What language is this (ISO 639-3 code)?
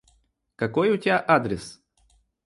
rus